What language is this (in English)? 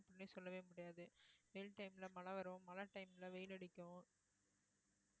Tamil